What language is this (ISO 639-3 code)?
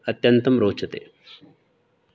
san